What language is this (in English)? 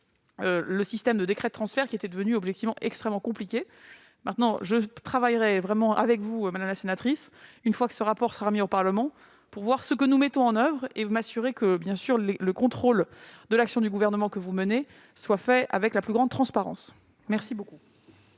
French